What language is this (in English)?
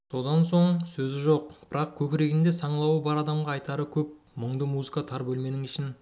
Kazakh